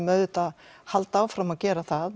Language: Icelandic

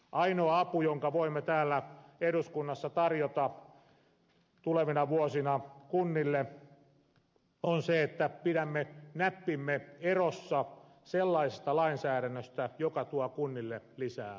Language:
Finnish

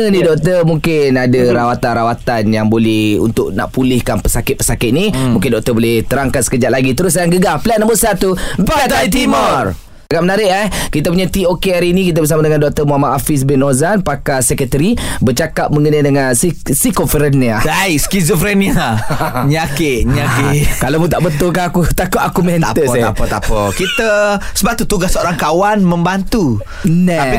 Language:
Malay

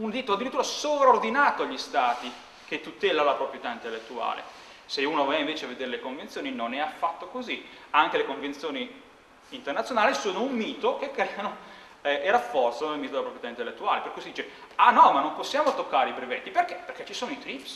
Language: Italian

